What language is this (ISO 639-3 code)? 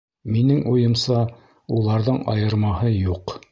bak